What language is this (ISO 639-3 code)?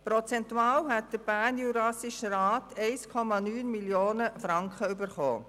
gsw